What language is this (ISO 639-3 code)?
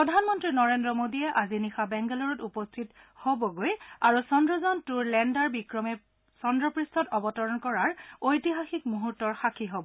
asm